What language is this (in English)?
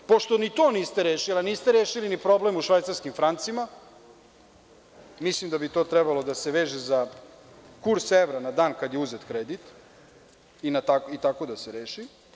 Serbian